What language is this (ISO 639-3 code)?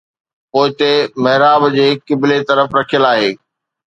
snd